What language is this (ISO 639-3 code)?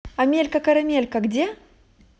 rus